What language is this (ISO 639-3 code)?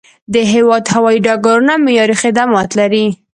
pus